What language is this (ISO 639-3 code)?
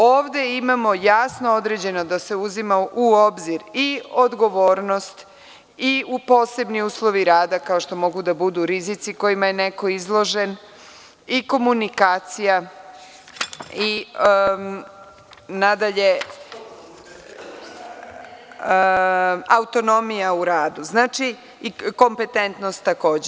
srp